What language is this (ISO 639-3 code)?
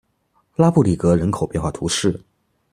zho